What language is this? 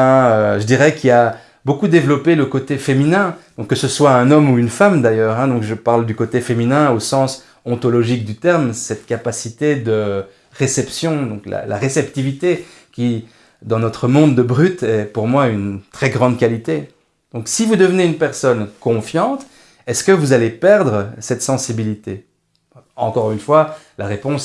French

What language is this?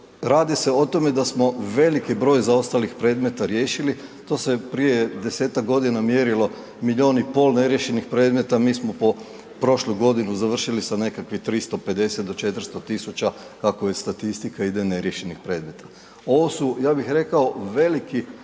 Croatian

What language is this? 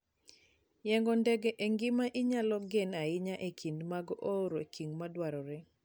Luo (Kenya and Tanzania)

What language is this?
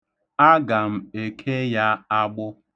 Igbo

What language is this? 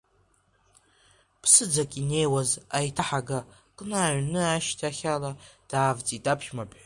Abkhazian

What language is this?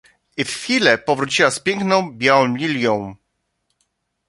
Polish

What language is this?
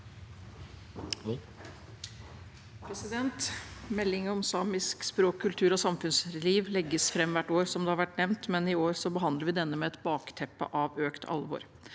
Norwegian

